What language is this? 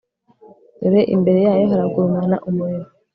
Kinyarwanda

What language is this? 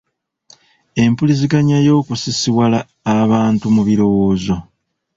Ganda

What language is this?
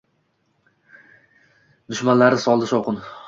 Uzbek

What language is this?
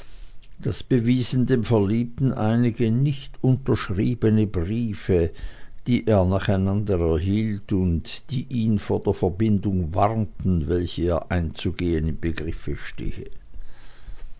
German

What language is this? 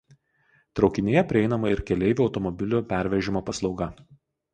Lithuanian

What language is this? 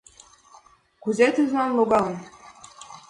Mari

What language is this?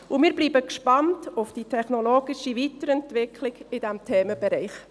Swiss German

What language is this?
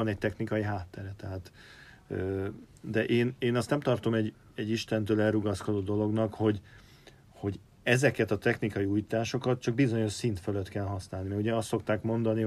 Hungarian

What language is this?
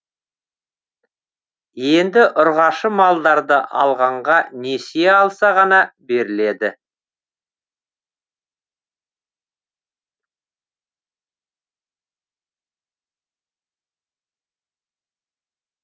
Kazakh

